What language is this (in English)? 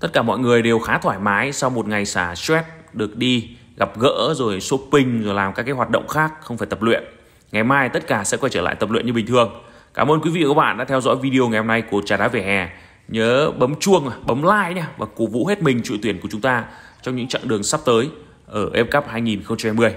Vietnamese